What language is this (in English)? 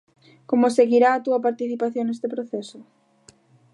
Galician